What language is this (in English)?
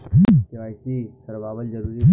Bhojpuri